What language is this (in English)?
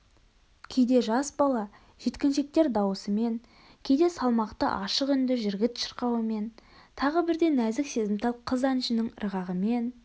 Kazakh